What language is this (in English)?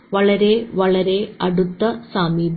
Malayalam